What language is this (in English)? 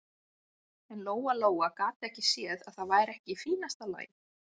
Icelandic